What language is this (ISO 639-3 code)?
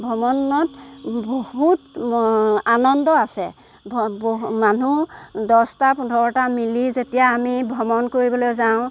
asm